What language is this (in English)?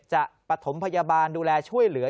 Thai